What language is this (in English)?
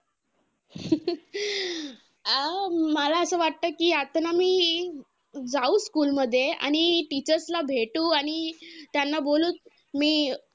Marathi